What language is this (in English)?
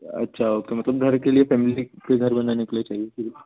Hindi